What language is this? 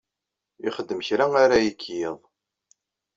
Kabyle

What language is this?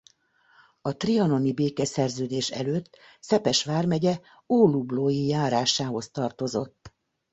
Hungarian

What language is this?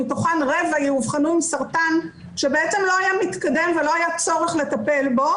Hebrew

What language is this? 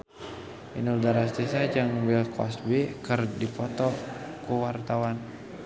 Sundanese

